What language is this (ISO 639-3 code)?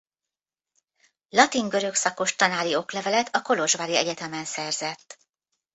hun